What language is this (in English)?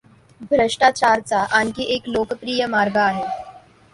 Marathi